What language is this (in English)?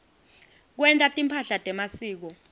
Swati